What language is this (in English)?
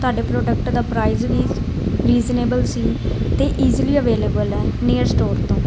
Punjabi